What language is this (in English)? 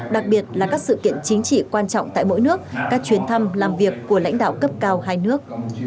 Vietnamese